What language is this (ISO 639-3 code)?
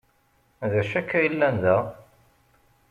kab